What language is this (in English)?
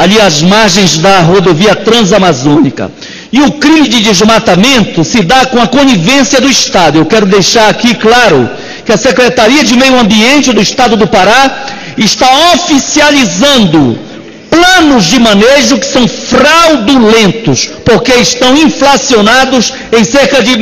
Portuguese